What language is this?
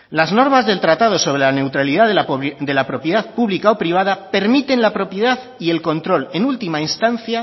Spanish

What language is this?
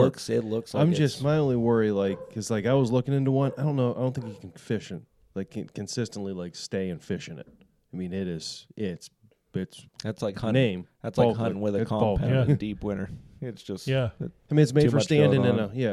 English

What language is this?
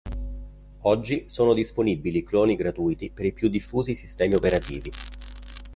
Italian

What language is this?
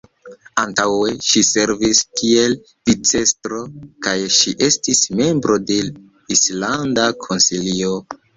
Esperanto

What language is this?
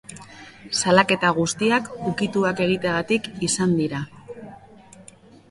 Basque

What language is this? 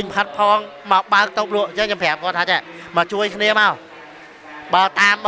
Thai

